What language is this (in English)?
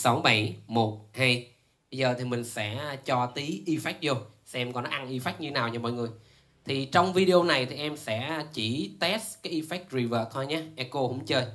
Vietnamese